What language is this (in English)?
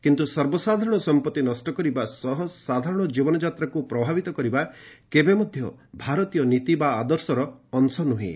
Odia